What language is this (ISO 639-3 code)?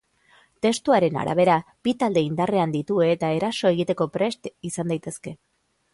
eus